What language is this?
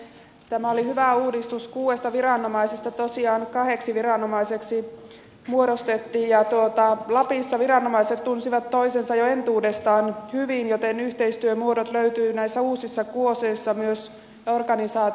Finnish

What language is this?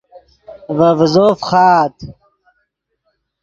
Yidgha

